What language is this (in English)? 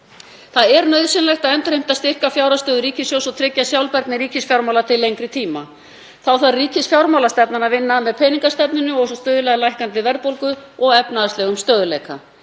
Icelandic